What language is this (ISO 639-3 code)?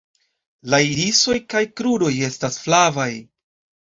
epo